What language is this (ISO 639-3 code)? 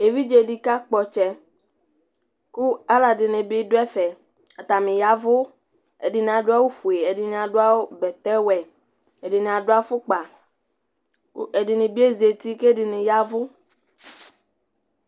kpo